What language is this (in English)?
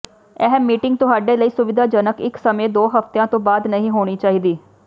Punjabi